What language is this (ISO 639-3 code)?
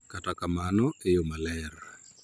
luo